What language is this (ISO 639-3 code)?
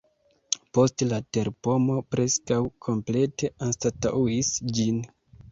epo